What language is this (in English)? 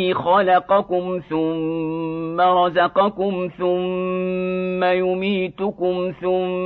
Arabic